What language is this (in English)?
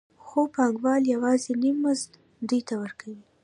Pashto